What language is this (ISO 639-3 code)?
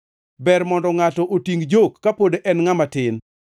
luo